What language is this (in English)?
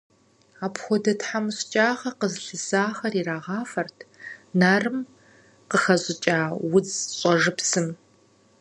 Kabardian